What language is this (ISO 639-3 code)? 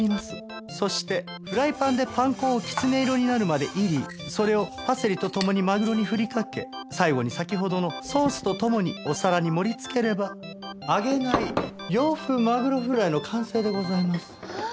jpn